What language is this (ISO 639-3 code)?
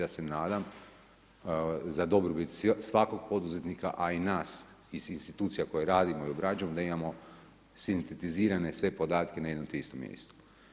hrv